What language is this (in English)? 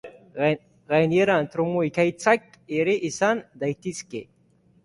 Basque